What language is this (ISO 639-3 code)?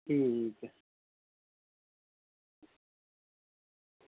doi